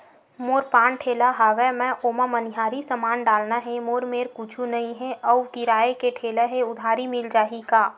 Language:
Chhattisgarhi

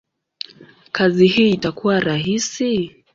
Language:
Swahili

